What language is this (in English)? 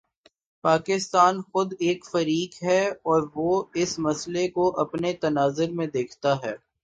Urdu